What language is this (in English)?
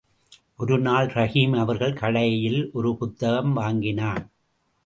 Tamil